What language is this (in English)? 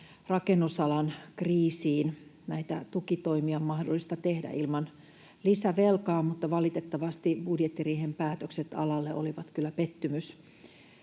Finnish